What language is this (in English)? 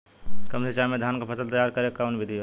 Bhojpuri